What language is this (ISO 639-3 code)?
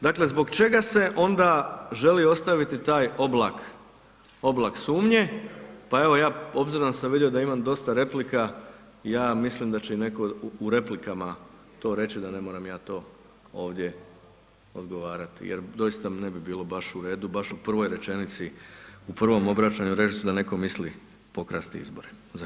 hrv